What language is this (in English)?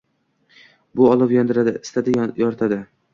Uzbek